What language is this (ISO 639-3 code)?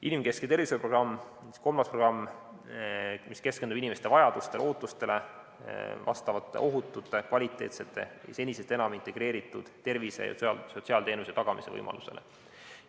est